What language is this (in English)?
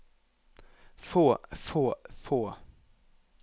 Norwegian